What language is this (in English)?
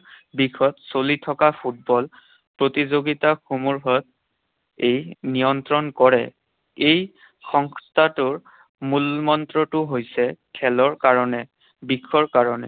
Assamese